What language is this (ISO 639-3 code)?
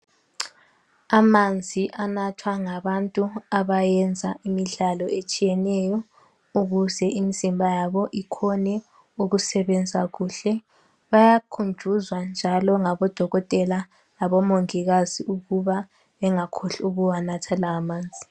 nde